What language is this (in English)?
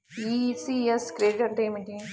Telugu